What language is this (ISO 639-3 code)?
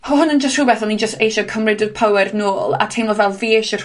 cym